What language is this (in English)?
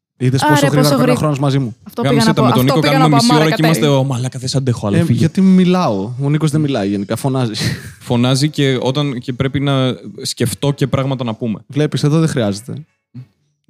Greek